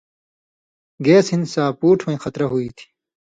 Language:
Indus Kohistani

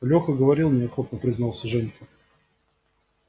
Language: Russian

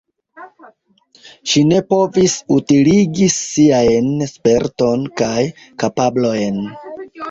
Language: Esperanto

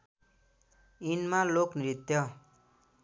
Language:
Nepali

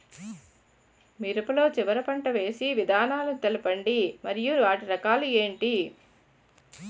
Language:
Telugu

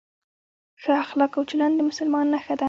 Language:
Pashto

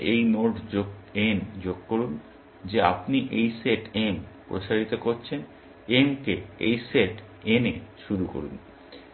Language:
Bangla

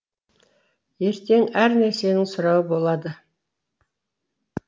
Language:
Kazakh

